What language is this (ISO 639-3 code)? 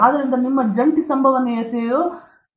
kan